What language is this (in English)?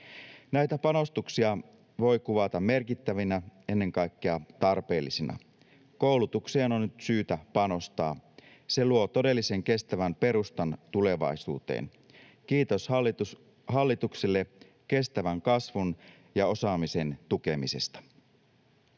Finnish